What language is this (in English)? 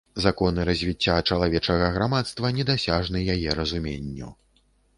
Belarusian